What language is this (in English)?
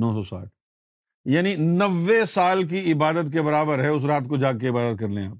Urdu